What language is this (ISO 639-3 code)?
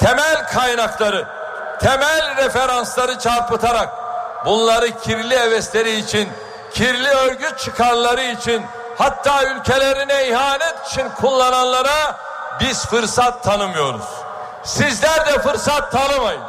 tur